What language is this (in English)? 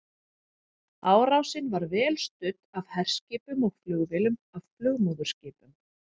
Icelandic